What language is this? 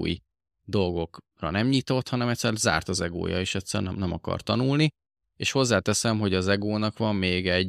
Hungarian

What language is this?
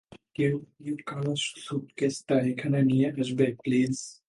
Bangla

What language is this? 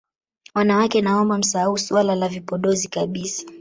Swahili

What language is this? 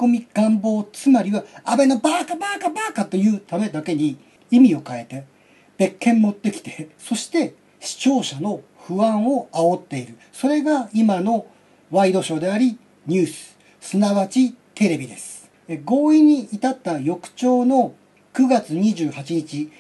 Japanese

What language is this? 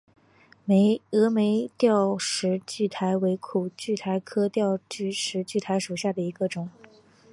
Chinese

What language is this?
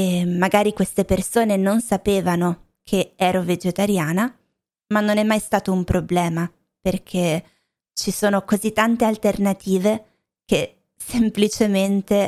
Italian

